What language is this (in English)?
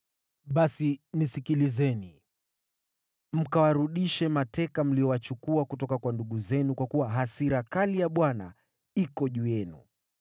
Swahili